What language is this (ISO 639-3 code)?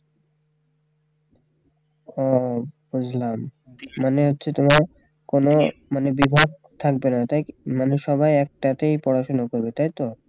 ben